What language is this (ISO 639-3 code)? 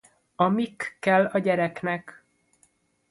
hun